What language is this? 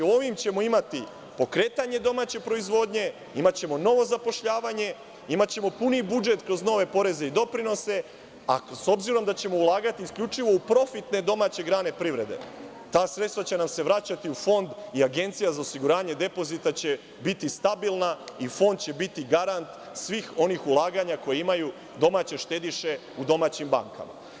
Serbian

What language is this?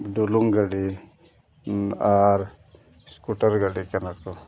Santali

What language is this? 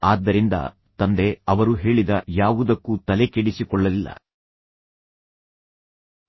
Kannada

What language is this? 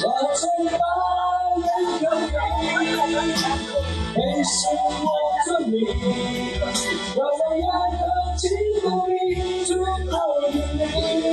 Chinese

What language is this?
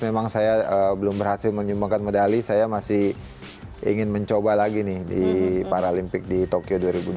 Indonesian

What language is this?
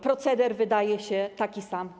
Polish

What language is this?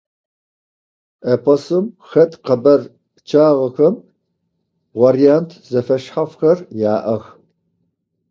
Adyghe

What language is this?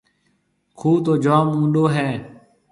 Marwari (Pakistan)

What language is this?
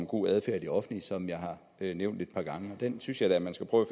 Danish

